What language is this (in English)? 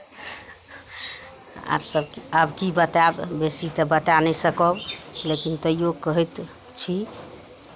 Maithili